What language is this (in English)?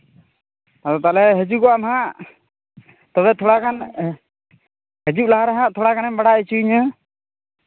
Santali